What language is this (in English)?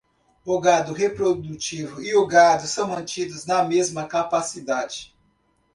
Portuguese